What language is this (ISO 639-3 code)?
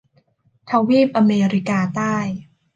tha